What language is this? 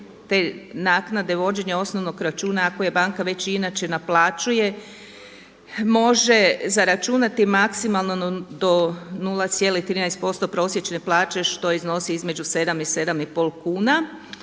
Croatian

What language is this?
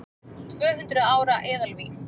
Icelandic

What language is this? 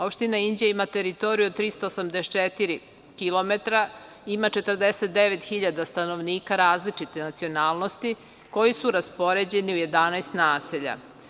Serbian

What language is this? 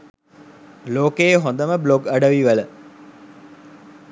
Sinhala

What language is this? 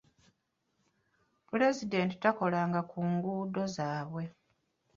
Ganda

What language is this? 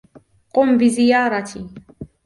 Arabic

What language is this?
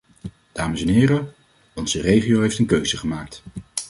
Dutch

